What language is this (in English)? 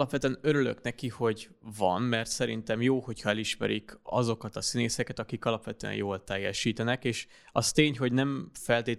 Hungarian